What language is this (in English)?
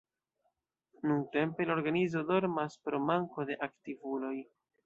Esperanto